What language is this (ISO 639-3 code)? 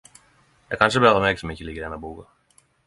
nno